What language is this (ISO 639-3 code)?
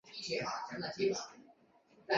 zho